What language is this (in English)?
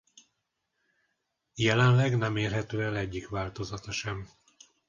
Hungarian